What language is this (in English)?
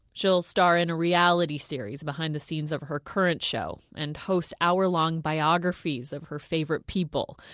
English